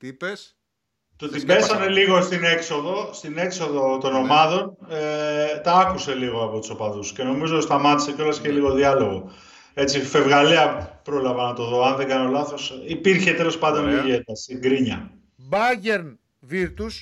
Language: Greek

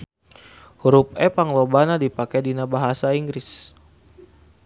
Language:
Sundanese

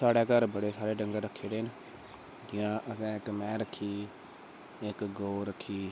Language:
Dogri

